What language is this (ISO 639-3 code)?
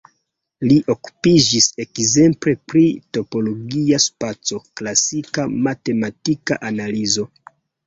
epo